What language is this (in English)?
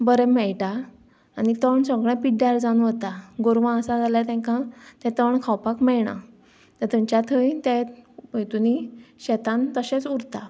Konkani